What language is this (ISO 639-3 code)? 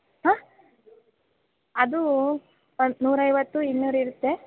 kan